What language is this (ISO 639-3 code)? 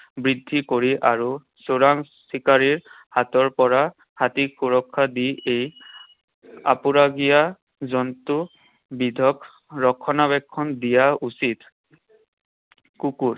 asm